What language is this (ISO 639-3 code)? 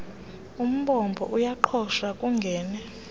xho